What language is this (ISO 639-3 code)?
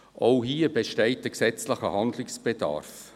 gsw